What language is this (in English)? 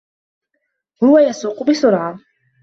Arabic